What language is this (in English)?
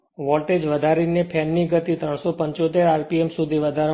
Gujarati